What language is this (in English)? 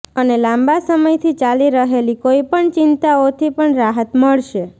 Gujarati